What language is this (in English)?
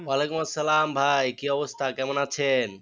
Bangla